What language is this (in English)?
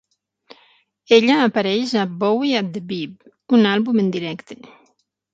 Catalan